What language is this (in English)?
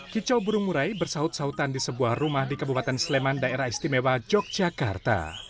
Indonesian